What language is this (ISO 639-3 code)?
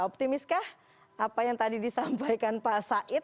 ind